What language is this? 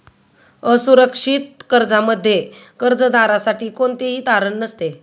Marathi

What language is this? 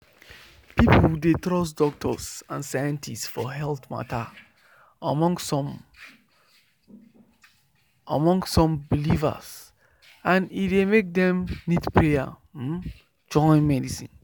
Nigerian Pidgin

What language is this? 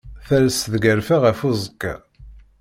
Kabyle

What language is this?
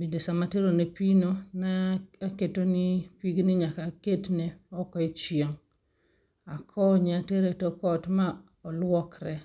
Luo (Kenya and Tanzania)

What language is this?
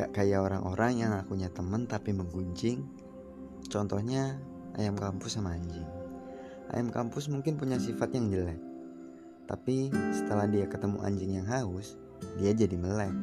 Indonesian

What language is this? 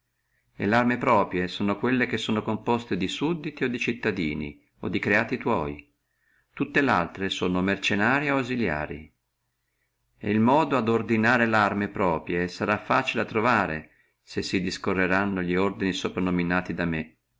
Italian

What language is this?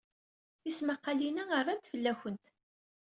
Kabyle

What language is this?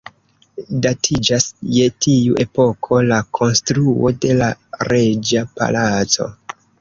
Esperanto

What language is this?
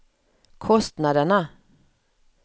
Swedish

